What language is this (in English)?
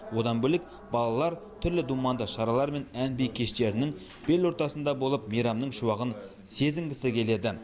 Kazakh